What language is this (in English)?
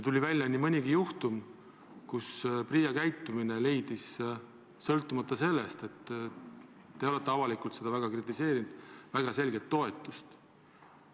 Estonian